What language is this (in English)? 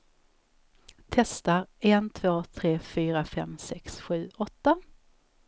Swedish